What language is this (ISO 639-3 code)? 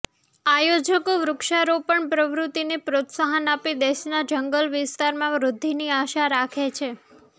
guj